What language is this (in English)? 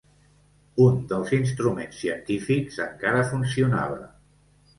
Catalan